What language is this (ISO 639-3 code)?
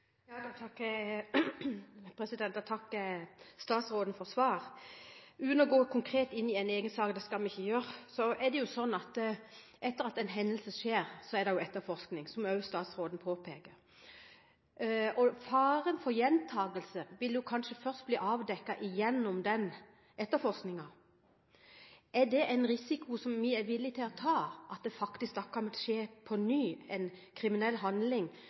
nob